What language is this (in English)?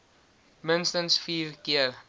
Afrikaans